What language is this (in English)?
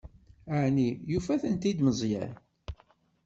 Kabyle